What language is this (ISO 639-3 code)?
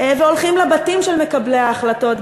heb